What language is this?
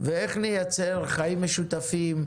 Hebrew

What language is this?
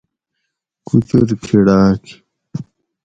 Gawri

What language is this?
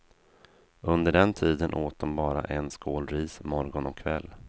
Swedish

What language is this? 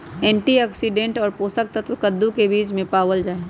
Magahi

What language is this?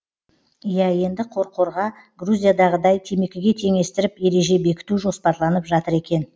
Kazakh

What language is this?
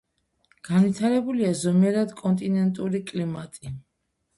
Georgian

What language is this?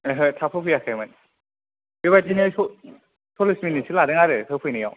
Bodo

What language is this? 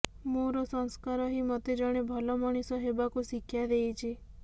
Odia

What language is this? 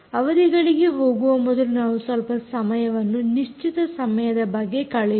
Kannada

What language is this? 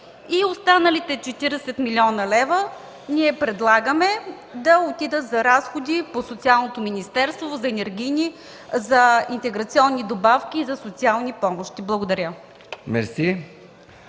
Bulgarian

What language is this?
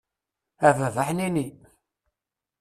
Kabyle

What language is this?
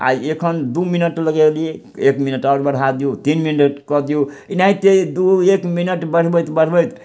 Maithili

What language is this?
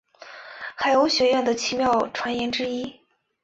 Chinese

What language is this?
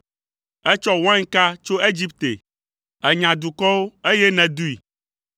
Ewe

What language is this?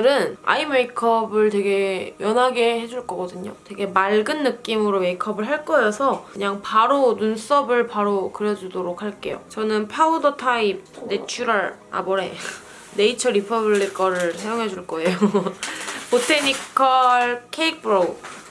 Korean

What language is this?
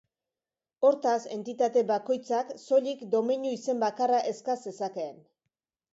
Basque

